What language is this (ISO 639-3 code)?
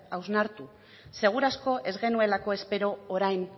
eus